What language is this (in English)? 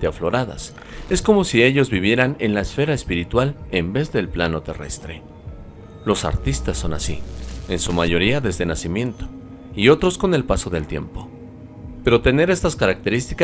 Spanish